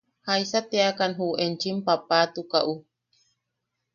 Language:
Yaqui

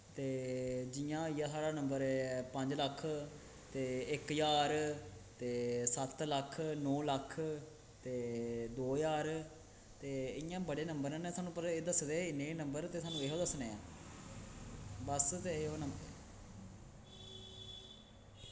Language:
Dogri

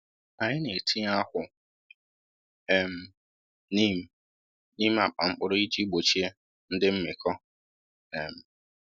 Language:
Igbo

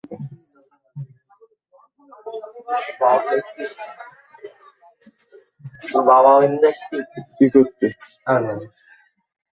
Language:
Bangla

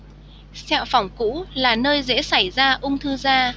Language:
Vietnamese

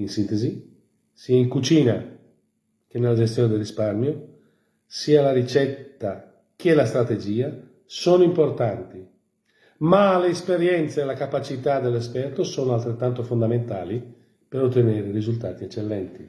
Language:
Italian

